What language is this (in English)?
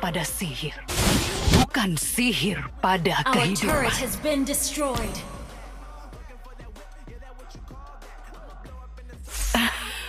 Indonesian